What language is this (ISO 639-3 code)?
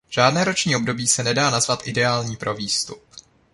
ces